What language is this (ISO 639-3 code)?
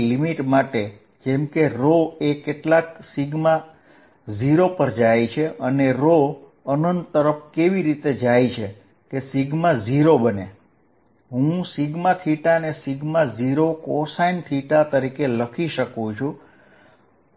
guj